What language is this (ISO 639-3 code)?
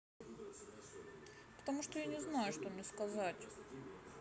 rus